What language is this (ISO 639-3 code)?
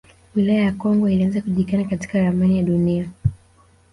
swa